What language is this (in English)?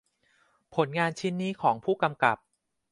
Thai